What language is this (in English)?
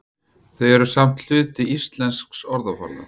Icelandic